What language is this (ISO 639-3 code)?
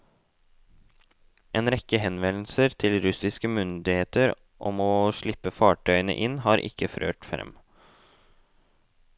nor